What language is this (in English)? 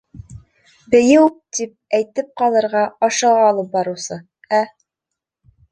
Bashkir